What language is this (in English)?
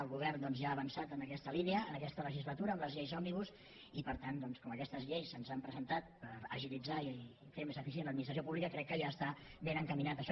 Catalan